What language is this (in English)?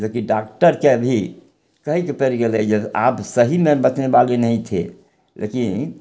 Maithili